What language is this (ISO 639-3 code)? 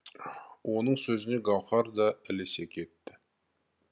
kaz